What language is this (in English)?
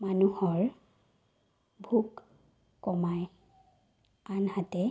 Assamese